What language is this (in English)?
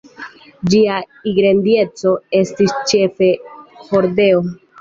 Esperanto